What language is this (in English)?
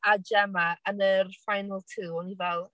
Welsh